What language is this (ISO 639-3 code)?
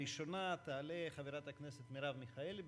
heb